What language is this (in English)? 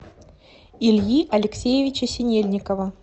Russian